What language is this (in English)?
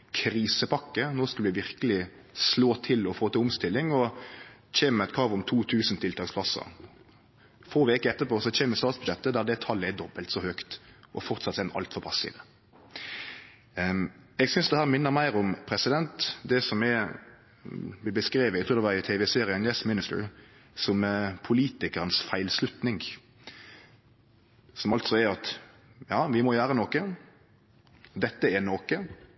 Norwegian Nynorsk